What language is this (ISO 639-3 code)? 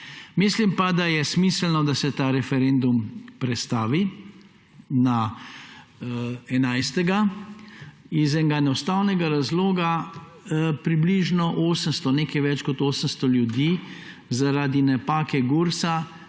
slv